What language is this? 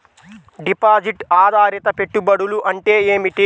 Telugu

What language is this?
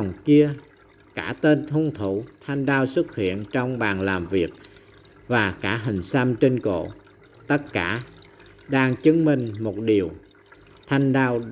Vietnamese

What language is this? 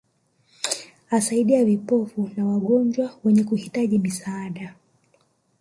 Swahili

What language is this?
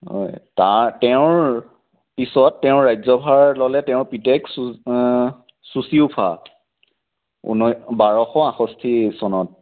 Assamese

